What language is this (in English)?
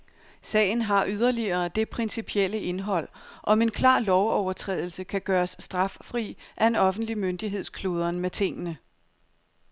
Danish